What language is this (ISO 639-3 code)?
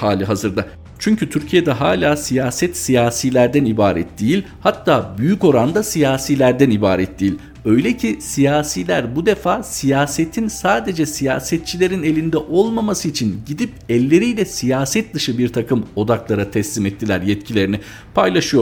tur